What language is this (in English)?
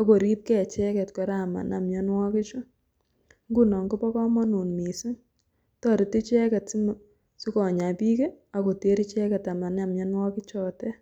Kalenjin